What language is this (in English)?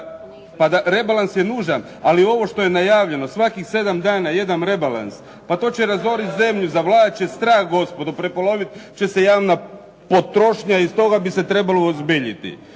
Croatian